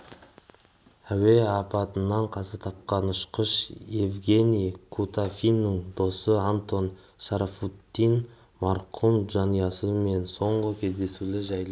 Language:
Kazakh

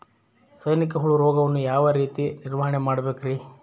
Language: Kannada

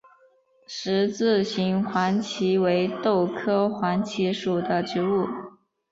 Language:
Chinese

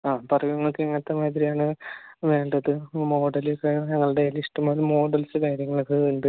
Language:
Malayalam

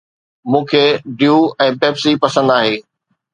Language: Sindhi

